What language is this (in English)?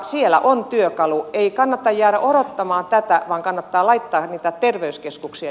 Finnish